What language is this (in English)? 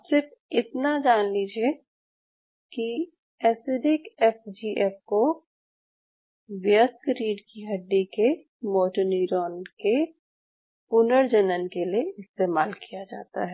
Hindi